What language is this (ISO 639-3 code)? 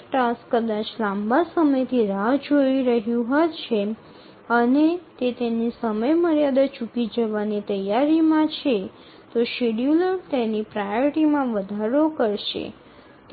guj